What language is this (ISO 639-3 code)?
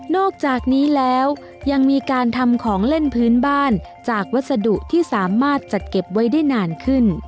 tha